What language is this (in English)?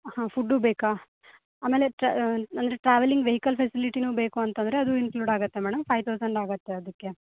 Kannada